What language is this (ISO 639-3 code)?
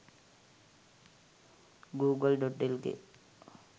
sin